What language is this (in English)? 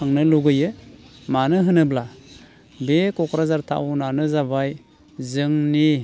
Bodo